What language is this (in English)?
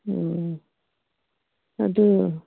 Manipuri